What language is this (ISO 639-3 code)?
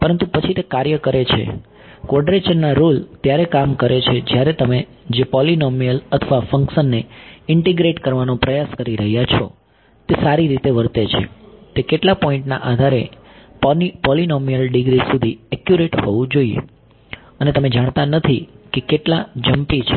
guj